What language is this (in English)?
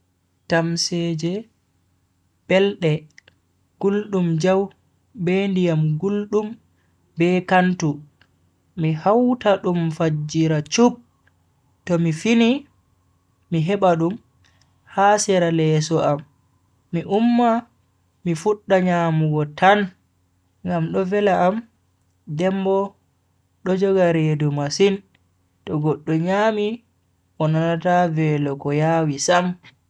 Bagirmi Fulfulde